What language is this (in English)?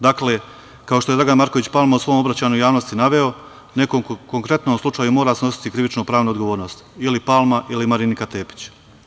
Serbian